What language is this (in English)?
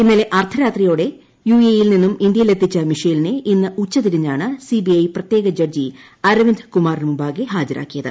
Malayalam